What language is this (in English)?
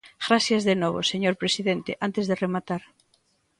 Galician